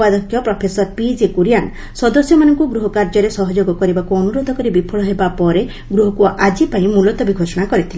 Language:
Odia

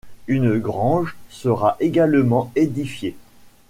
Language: French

